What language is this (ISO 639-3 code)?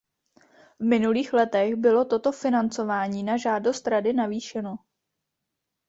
ces